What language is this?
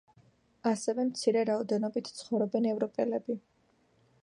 Georgian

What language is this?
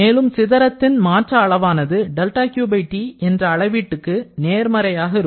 Tamil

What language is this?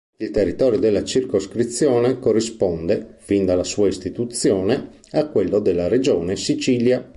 Italian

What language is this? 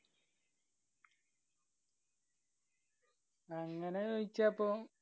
Malayalam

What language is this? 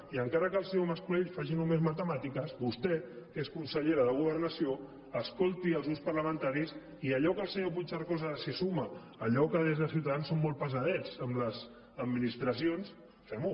Catalan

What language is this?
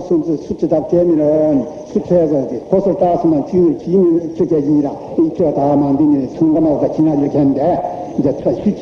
Korean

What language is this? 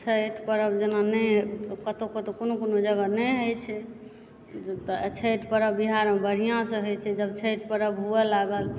Maithili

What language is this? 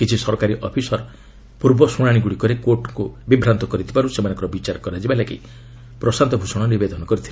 Odia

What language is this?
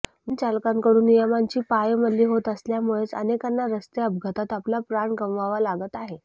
Marathi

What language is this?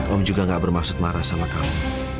Indonesian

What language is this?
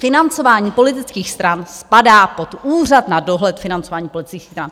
Czech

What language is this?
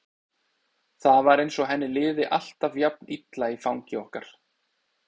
Icelandic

